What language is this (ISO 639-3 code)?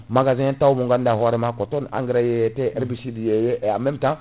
ful